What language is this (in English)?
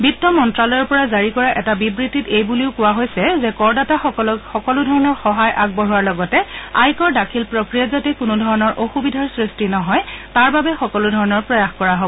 Assamese